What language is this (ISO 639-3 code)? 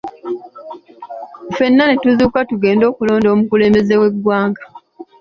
lug